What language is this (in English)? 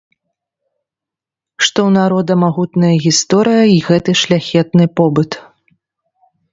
Belarusian